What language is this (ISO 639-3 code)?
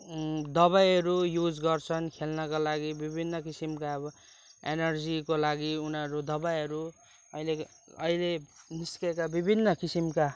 nep